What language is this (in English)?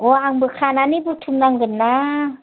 Bodo